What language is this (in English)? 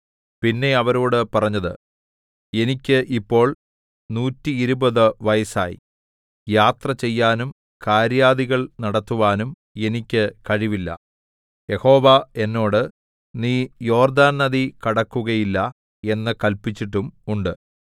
Malayalam